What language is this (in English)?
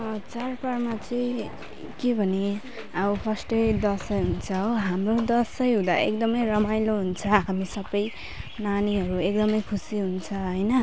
Nepali